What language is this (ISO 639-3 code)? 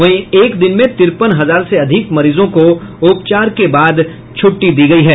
hin